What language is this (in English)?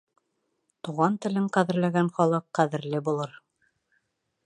Bashkir